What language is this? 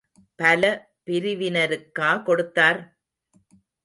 Tamil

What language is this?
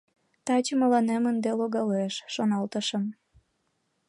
Mari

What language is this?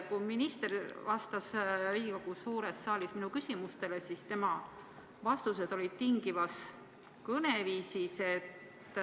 Estonian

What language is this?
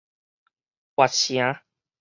Min Nan Chinese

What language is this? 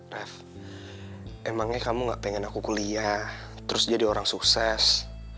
Indonesian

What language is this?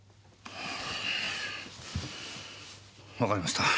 Japanese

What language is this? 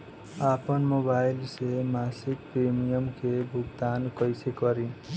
Bhojpuri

